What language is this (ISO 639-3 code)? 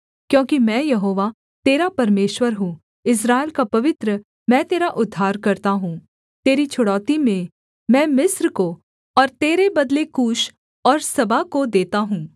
hin